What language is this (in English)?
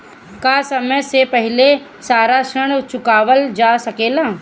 Bhojpuri